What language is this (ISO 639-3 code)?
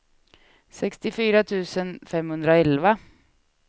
swe